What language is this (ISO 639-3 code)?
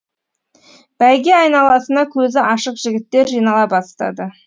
kaz